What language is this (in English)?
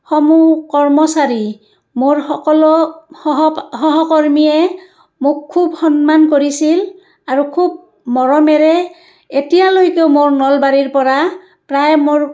Assamese